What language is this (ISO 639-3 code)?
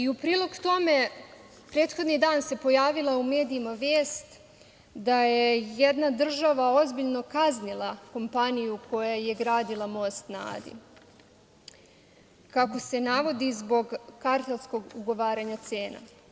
srp